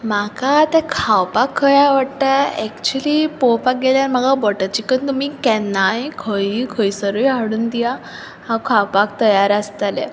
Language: Konkani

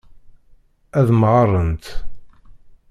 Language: Kabyle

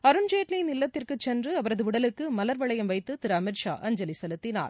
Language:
Tamil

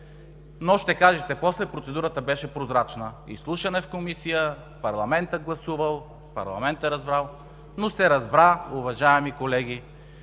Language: Bulgarian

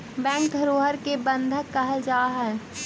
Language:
Magahi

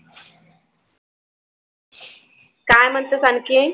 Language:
Marathi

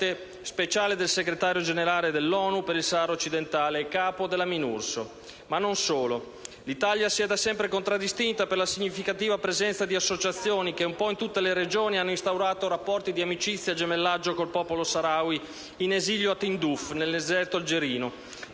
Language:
Italian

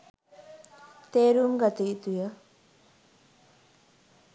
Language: Sinhala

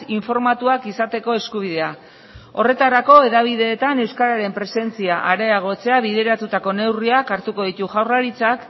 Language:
Basque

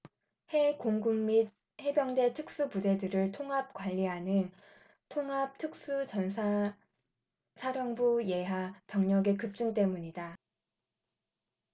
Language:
Korean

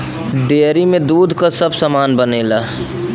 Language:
Bhojpuri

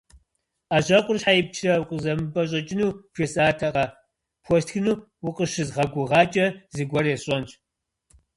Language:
Kabardian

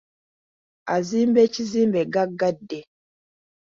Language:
Ganda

